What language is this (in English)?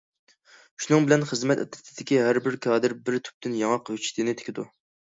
Uyghur